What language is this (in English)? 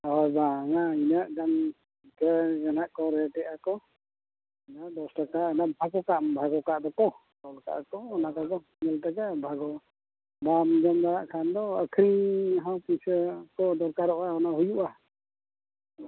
Santali